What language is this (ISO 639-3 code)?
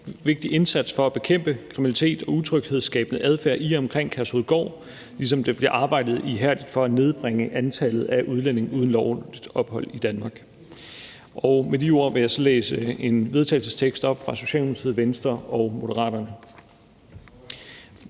dan